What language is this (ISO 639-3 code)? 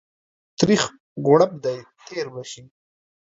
pus